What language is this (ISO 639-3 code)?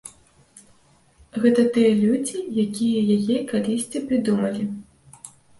bel